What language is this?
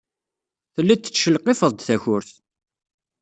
Kabyle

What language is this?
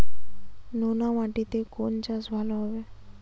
Bangla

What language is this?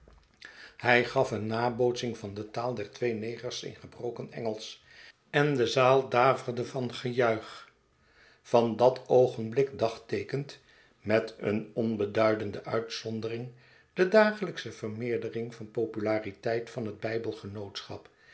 Dutch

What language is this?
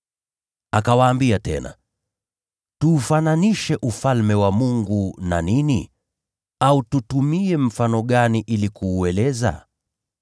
Swahili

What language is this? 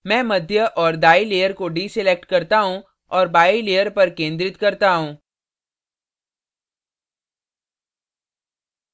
Hindi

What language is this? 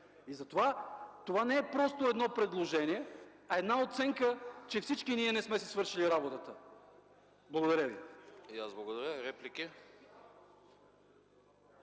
Bulgarian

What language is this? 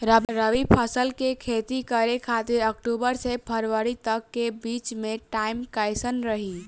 Bhojpuri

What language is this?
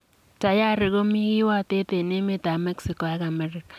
Kalenjin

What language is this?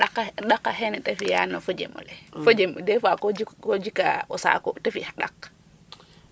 Serer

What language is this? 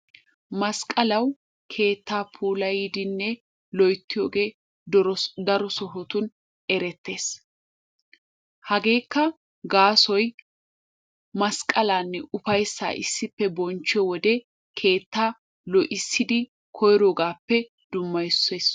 Wolaytta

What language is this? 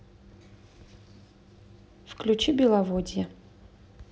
Russian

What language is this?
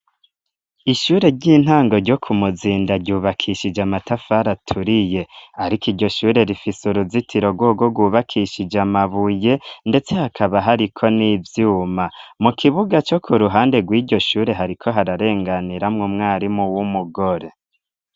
Rundi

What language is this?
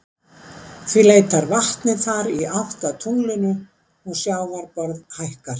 Icelandic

